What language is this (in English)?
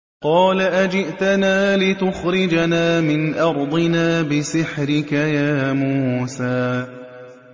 Arabic